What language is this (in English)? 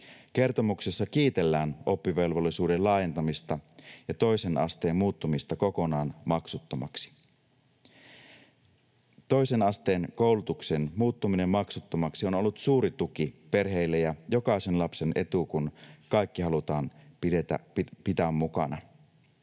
Finnish